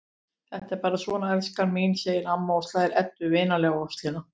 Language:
Icelandic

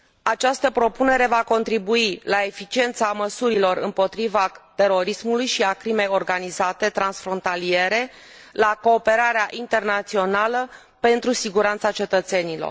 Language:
Romanian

